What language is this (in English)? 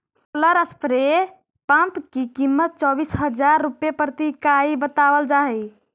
Magahi